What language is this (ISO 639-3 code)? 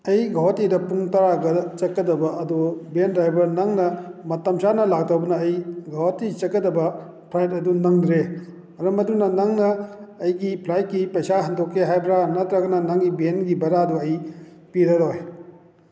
mni